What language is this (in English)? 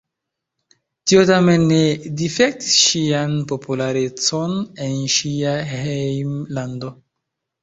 Esperanto